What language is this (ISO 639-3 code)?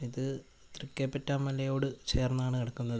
mal